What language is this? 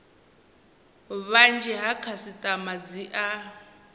Venda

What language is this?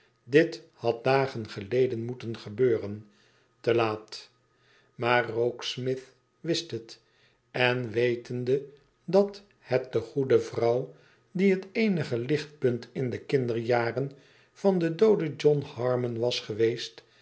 Dutch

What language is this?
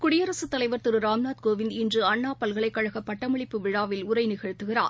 Tamil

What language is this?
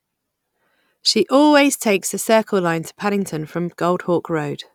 English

